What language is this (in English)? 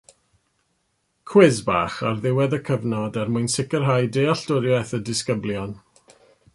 Welsh